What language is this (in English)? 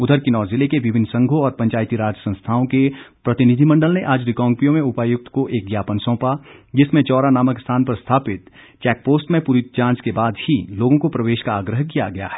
Hindi